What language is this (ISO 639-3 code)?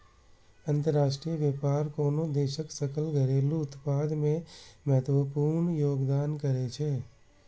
mai